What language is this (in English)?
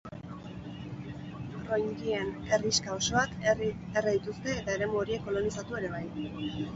Basque